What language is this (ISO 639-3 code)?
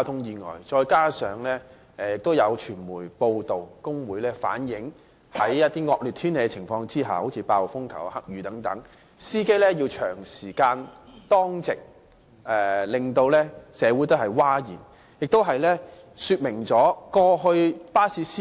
yue